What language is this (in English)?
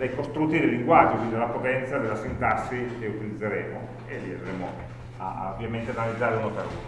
Italian